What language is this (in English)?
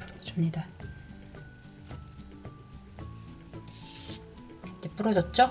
Korean